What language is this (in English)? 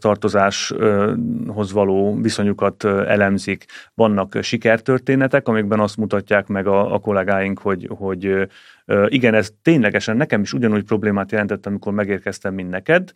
Hungarian